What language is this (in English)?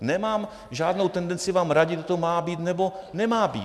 Czech